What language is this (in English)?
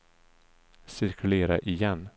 Swedish